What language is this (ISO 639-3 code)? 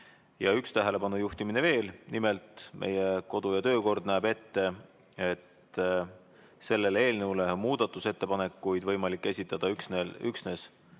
est